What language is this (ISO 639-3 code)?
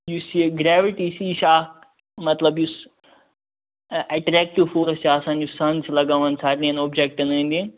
kas